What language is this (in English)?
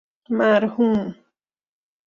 Persian